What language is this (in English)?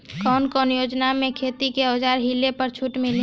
Bhojpuri